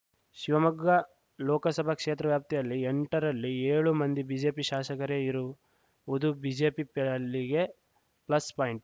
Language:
Kannada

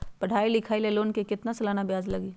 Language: Magahi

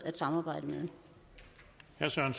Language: Danish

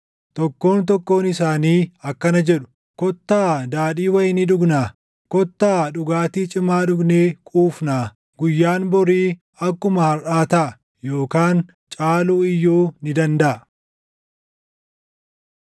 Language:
Oromo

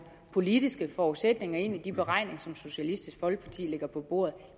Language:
Danish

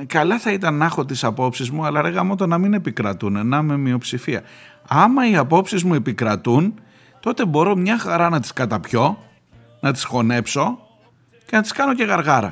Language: Greek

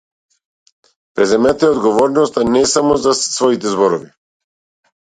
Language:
Macedonian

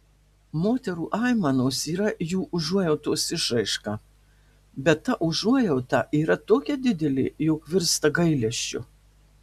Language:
Lithuanian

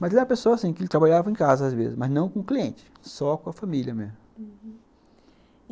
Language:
Portuguese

